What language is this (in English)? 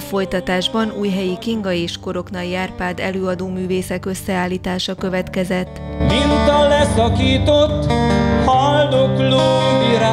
Hungarian